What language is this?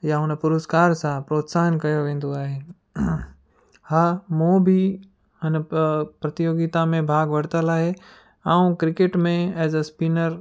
Sindhi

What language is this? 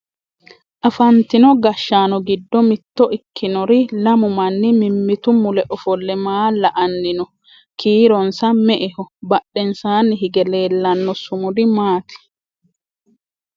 Sidamo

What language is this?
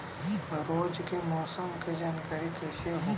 Bhojpuri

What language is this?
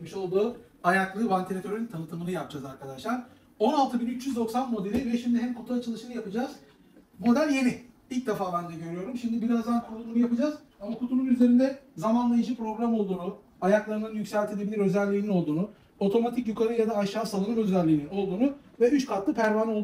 Turkish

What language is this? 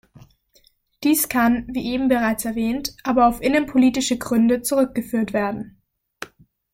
German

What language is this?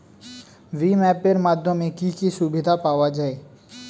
Bangla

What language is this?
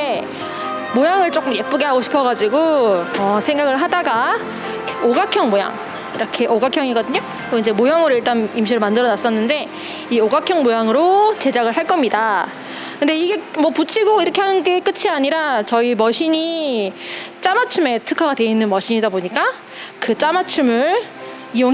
Korean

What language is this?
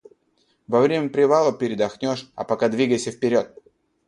Russian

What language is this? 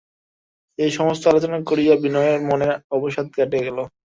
Bangla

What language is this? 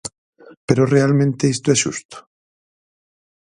Galician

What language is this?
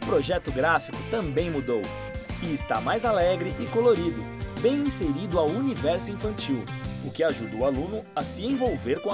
Portuguese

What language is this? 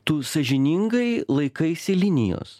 Lithuanian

